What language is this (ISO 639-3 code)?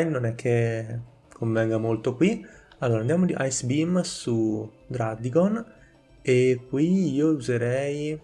ita